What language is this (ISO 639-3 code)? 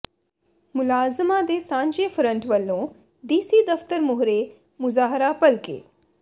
pan